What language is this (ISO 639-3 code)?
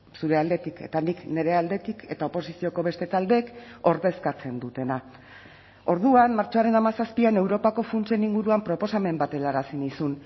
eus